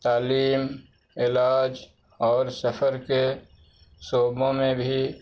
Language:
Urdu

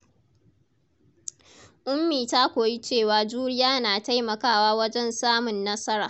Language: Hausa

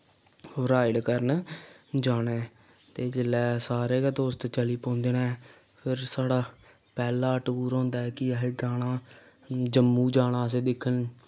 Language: Dogri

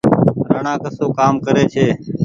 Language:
Goaria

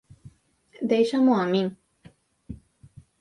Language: Galician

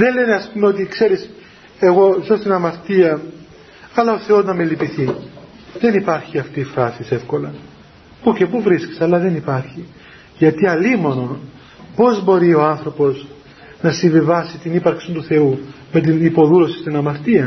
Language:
Greek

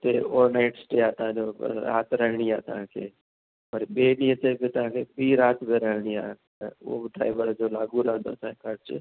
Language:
Sindhi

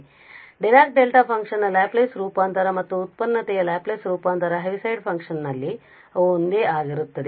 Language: Kannada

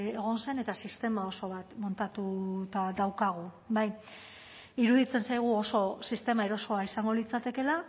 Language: Basque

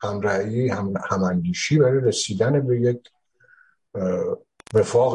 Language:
Persian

